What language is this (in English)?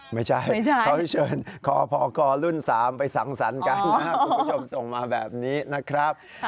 Thai